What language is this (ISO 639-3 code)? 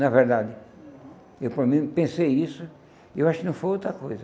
por